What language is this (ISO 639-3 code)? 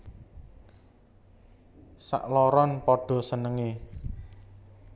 jav